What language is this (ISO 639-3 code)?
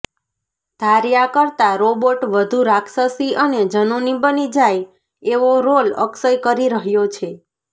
guj